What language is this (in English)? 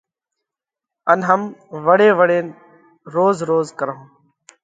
Parkari Koli